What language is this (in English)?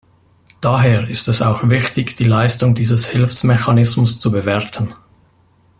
German